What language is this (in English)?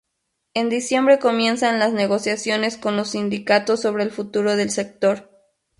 Spanish